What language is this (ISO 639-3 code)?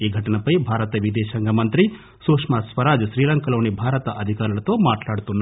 tel